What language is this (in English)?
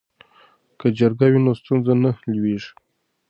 Pashto